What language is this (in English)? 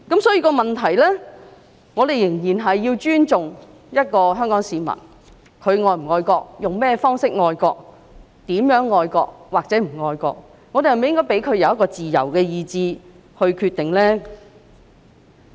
Cantonese